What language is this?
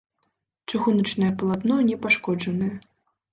Belarusian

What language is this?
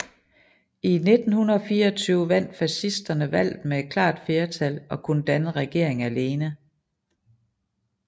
Danish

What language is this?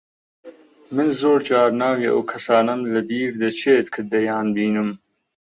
Central Kurdish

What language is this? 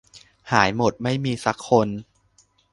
Thai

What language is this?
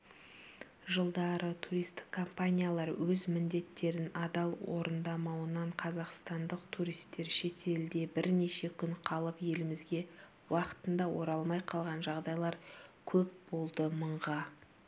Kazakh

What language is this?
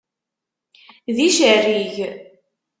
Kabyle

